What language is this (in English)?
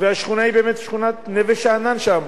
Hebrew